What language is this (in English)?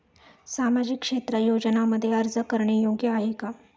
Marathi